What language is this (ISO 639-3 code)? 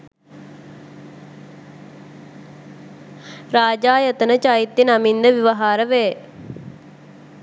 sin